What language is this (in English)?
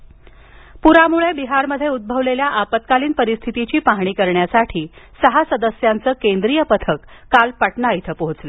Marathi